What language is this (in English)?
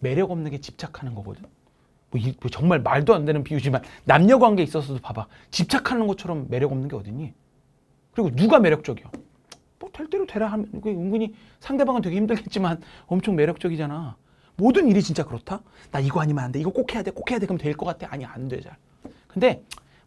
Korean